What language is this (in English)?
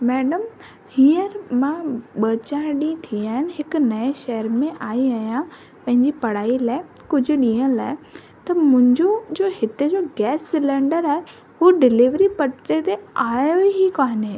Sindhi